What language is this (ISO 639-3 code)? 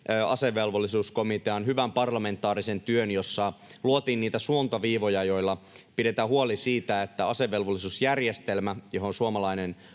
fin